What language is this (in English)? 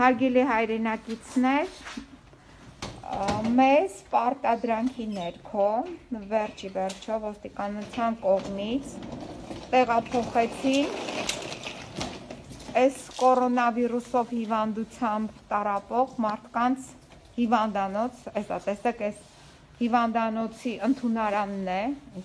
Romanian